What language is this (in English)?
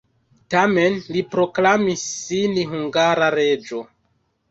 Esperanto